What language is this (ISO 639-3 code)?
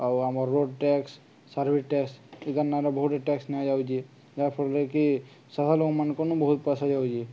ori